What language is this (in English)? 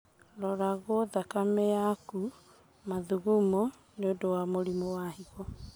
Kikuyu